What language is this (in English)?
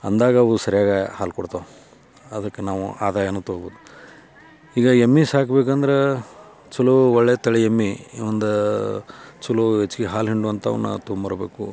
Kannada